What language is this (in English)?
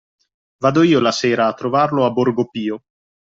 Italian